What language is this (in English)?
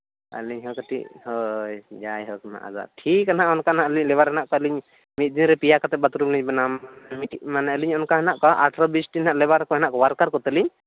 Santali